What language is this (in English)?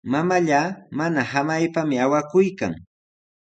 Sihuas Ancash Quechua